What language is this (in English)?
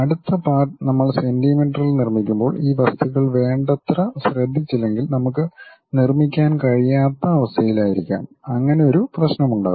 Malayalam